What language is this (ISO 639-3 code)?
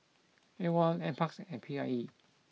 eng